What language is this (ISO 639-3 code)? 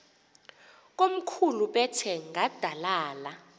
xho